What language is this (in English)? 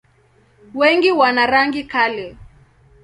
Swahili